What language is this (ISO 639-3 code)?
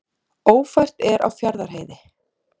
isl